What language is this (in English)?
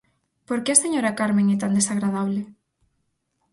Galician